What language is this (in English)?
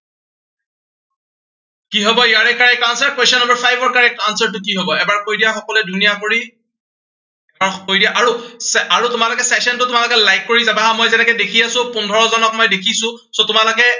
Assamese